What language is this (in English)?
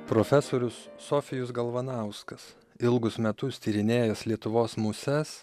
Lithuanian